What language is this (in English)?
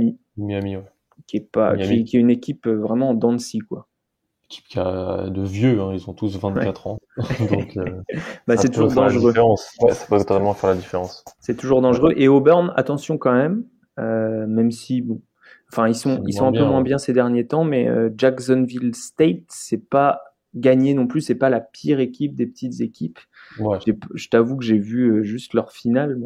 French